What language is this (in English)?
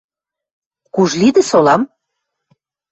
Western Mari